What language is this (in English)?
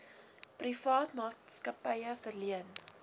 Afrikaans